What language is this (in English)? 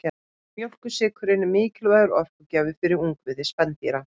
Icelandic